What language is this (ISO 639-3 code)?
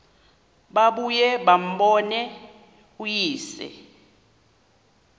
xho